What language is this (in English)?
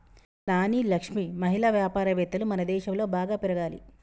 Telugu